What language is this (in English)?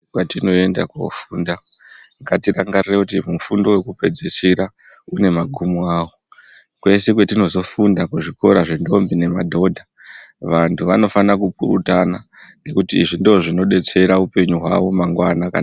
Ndau